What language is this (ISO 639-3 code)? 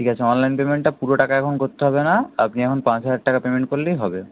ben